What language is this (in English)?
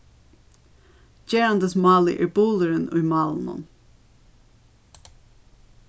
Faroese